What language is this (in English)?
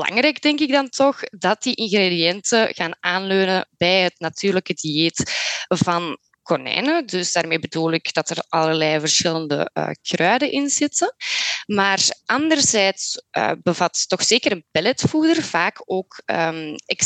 Dutch